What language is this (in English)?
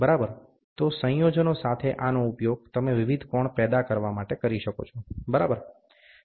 Gujarati